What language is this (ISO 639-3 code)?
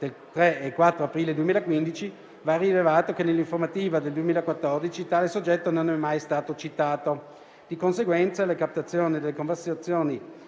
ita